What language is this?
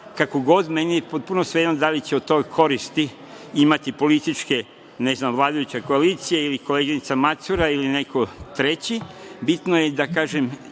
Serbian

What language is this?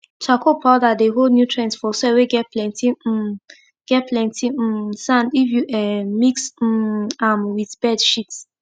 Nigerian Pidgin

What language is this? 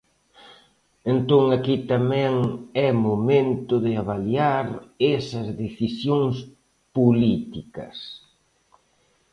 Galician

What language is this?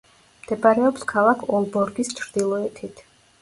Georgian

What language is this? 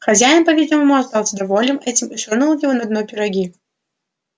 Russian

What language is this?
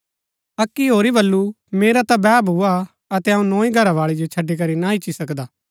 Gaddi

